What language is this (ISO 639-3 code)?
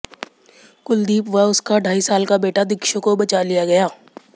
hin